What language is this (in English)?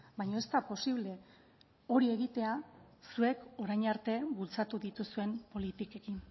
Basque